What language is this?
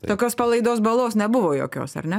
Lithuanian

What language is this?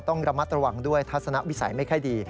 Thai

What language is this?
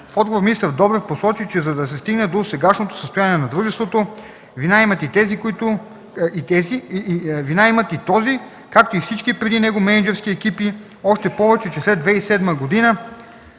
Bulgarian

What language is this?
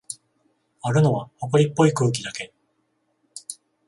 Japanese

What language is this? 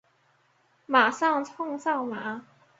Chinese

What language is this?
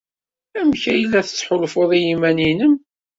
Kabyle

